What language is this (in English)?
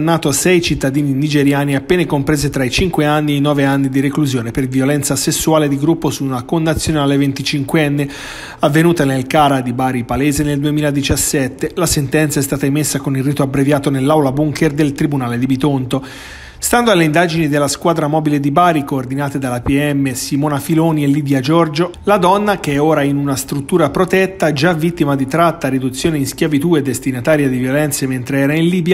Italian